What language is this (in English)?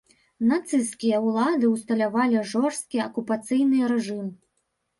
Belarusian